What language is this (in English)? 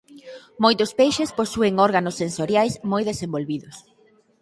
Galician